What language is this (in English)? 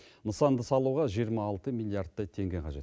Kazakh